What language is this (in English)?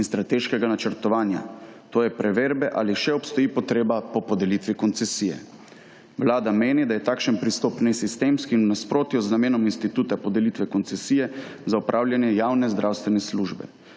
Slovenian